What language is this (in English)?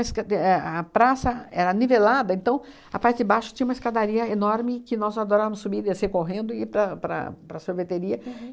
Portuguese